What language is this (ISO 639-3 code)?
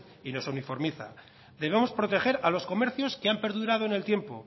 spa